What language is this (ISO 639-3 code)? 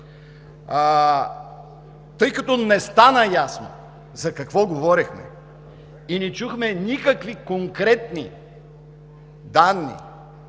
bul